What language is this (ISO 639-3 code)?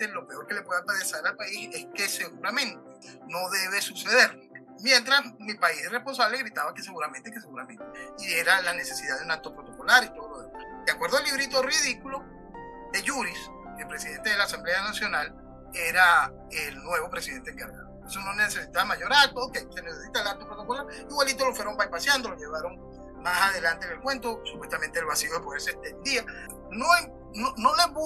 spa